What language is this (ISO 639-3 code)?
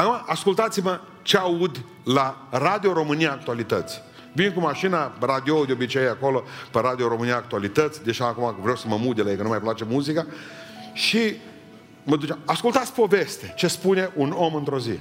ron